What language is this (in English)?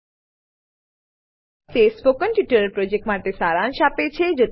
Gujarati